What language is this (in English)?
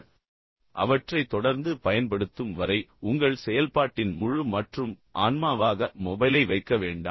Tamil